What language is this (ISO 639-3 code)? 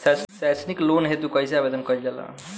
bho